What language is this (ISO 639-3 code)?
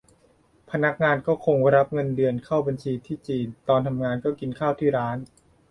tha